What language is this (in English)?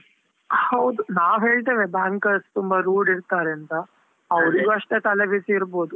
Kannada